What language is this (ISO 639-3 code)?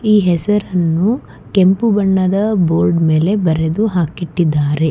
kan